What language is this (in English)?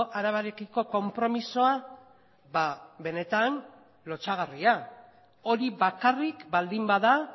Basque